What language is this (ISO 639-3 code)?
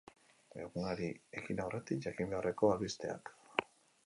eus